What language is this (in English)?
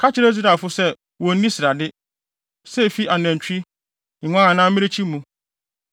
Akan